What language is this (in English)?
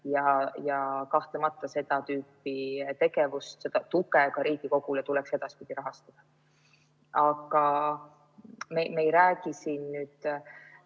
Estonian